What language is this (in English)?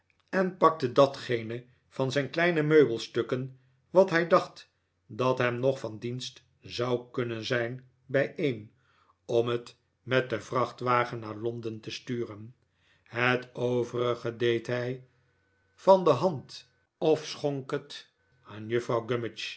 Dutch